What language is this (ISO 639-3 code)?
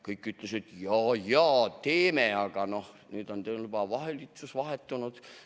est